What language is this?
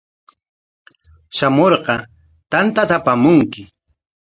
Corongo Ancash Quechua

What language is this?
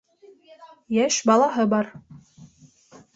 Bashkir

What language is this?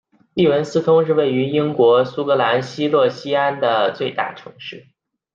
Chinese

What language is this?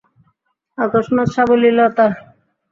Bangla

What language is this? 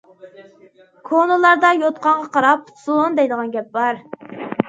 Uyghur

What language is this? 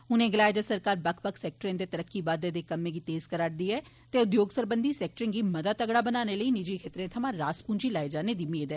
Dogri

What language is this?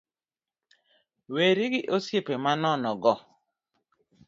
Luo (Kenya and Tanzania)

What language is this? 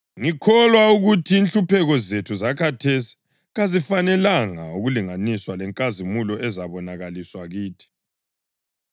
North Ndebele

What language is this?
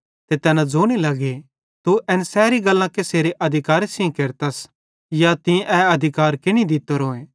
Bhadrawahi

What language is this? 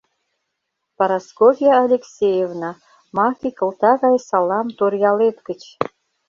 Mari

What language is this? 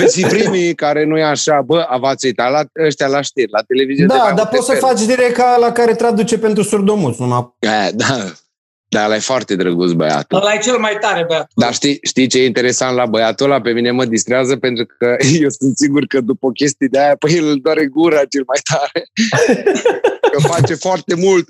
Romanian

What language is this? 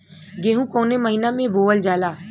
Bhojpuri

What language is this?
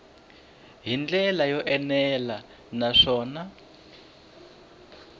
Tsonga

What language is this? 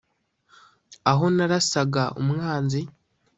Kinyarwanda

